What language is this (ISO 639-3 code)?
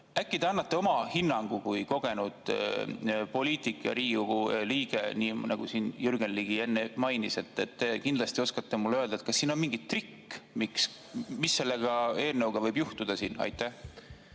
est